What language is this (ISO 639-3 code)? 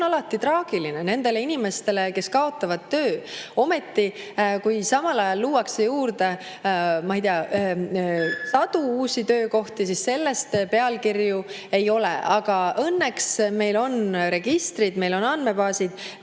est